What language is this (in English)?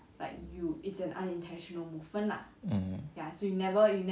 English